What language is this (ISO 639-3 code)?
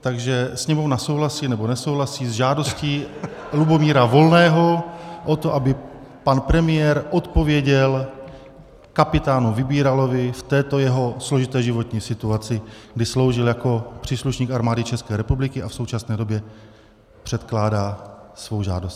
ces